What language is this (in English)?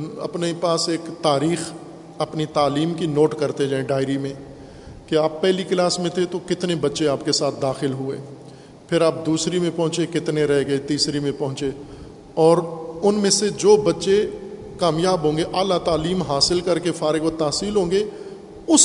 Urdu